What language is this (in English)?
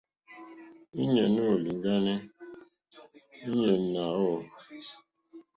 Mokpwe